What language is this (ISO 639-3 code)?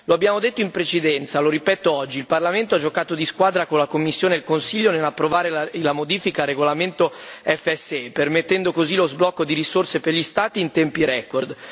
ita